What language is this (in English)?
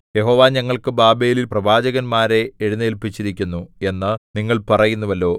Malayalam